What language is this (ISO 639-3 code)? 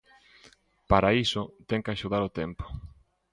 glg